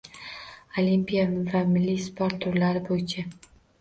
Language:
Uzbek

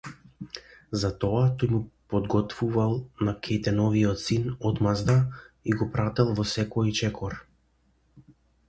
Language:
Macedonian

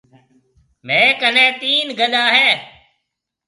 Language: Marwari (Pakistan)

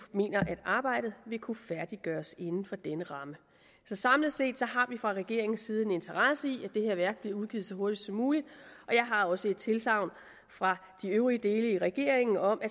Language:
Danish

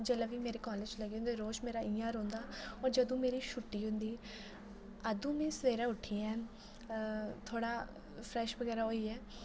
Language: Dogri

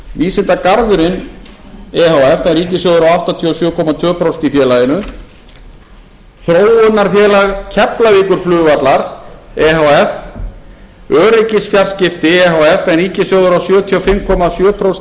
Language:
Icelandic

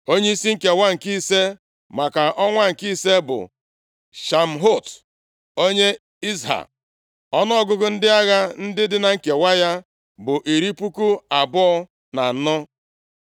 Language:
Igbo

